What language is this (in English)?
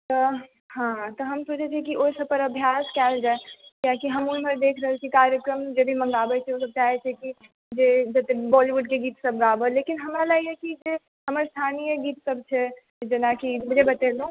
Maithili